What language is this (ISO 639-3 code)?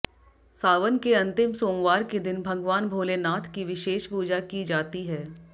hin